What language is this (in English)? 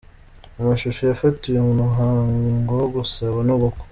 Kinyarwanda